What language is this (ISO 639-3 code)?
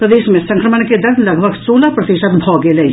mai